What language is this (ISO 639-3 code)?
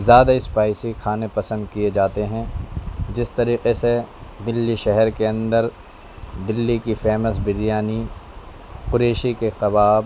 urd